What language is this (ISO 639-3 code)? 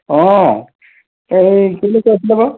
asm